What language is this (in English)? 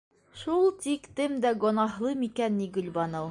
Bashkir